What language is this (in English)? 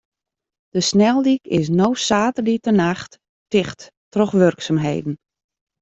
Western Frisian